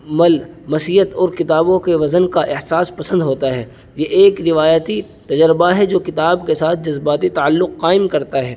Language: Urdu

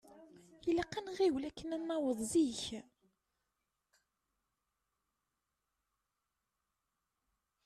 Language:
Kabyle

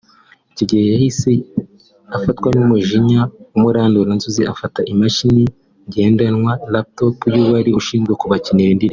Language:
Kinyarwanda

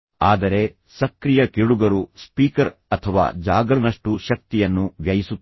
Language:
Kannada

